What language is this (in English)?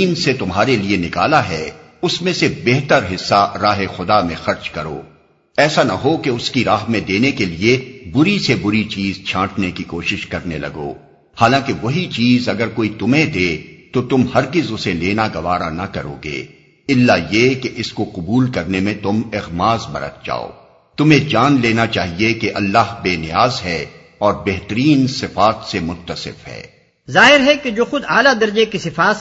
Urdu